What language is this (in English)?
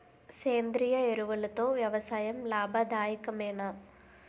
Telugu